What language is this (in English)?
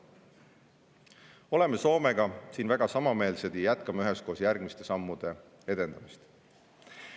Estonian